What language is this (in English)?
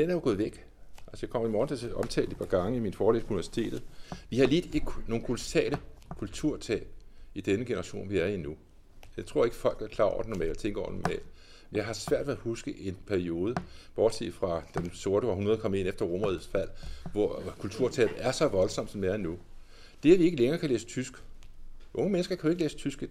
Danish